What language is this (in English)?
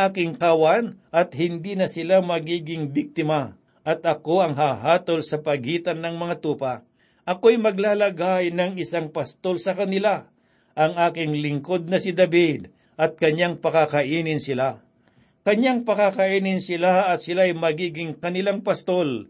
Filipino